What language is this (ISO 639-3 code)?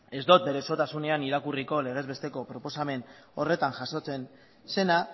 eus